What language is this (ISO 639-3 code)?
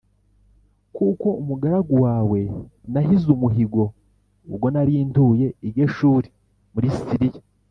kin